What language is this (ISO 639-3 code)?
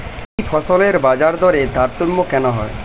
ben